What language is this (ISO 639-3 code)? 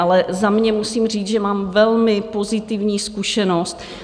ces